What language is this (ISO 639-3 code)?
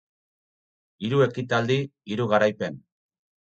eus